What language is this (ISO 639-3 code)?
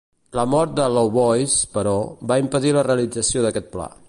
cat